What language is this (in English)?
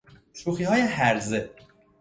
Persian